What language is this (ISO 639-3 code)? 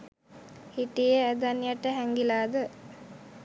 sin